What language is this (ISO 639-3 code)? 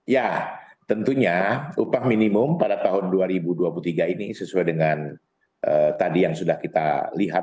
ind